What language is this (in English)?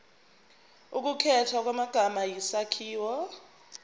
Zulu